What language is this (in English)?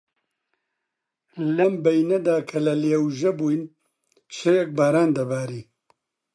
Central Kurdish